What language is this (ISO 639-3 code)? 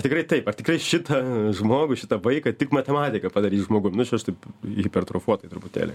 lit